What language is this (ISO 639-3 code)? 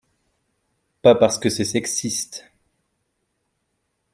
fra